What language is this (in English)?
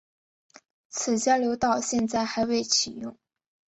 Chinese